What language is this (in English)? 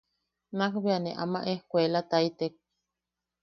Yaqui